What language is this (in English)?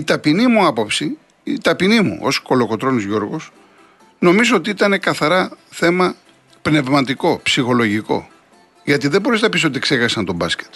Greek